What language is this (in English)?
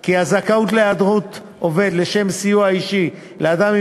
Hebrew